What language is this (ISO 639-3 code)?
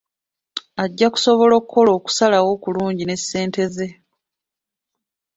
lug